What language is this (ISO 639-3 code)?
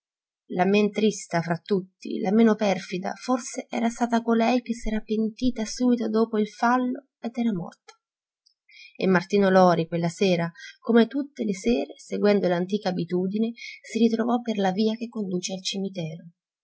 ita